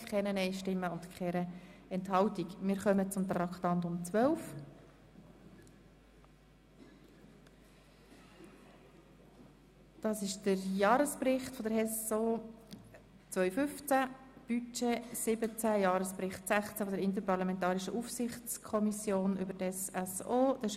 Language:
Swiss German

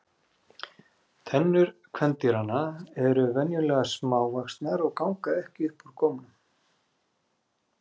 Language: Icelandic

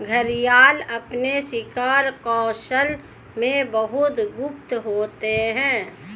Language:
Hindi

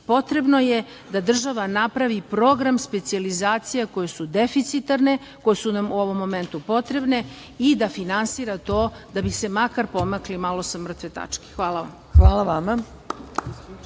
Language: Serbian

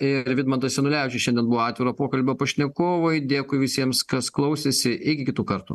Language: Lithuanian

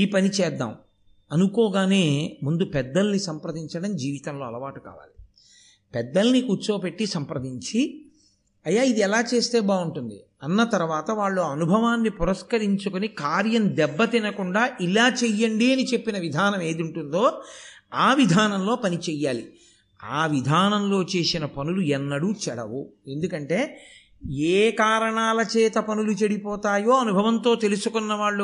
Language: Telugu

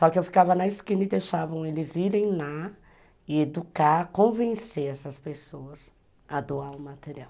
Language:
Portuguese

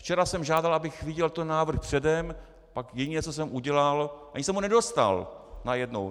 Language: Czech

